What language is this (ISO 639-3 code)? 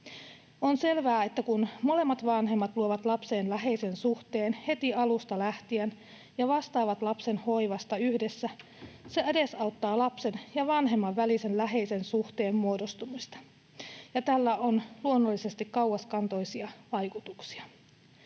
fin